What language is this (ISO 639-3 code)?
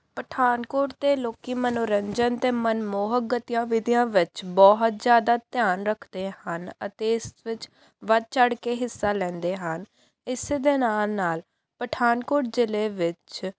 pan